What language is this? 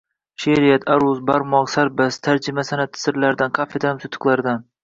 Uzbek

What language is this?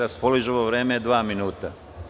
Serbian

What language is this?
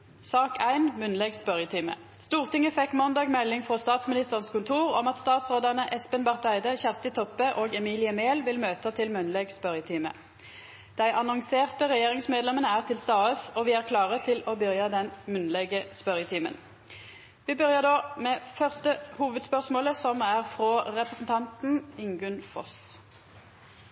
Norwegian Nynorsk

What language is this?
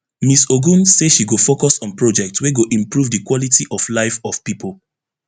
Nigerian Pidgin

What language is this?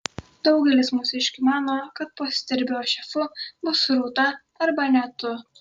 Lithuanian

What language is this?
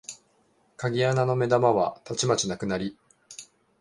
Japanese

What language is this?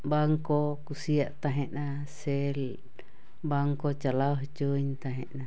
Santali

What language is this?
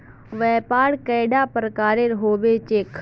Magahi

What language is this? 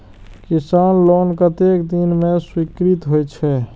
Maithili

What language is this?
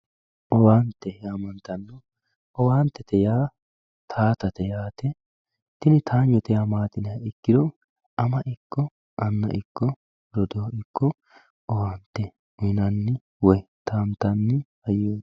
Sidamo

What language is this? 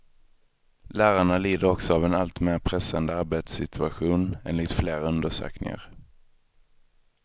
Swedish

